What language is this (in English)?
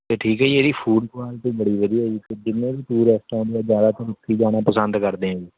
Punjabi